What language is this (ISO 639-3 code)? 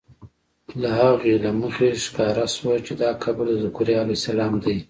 pus